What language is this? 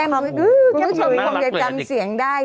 Thai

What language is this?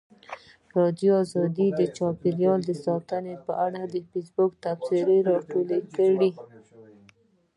Pashto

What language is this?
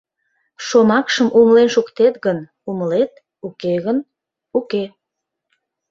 Mari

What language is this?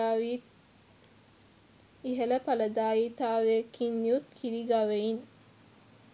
Sinhala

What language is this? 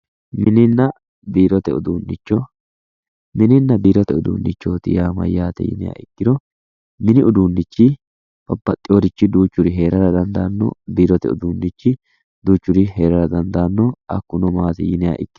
Sidamo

